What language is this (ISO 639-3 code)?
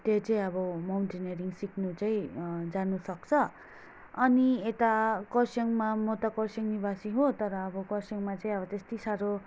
nep